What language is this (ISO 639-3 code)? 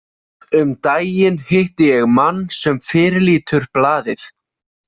isl